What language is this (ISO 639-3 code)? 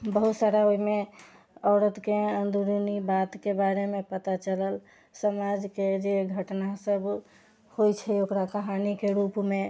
mai